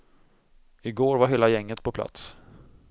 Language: Swedish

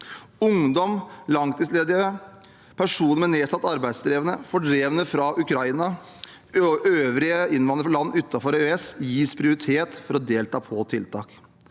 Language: Norwegian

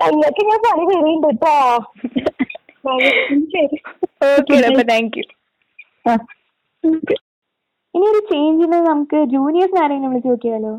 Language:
Malayalam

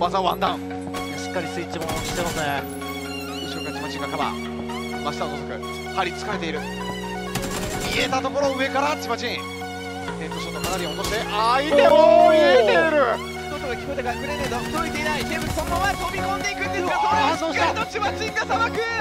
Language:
Japanese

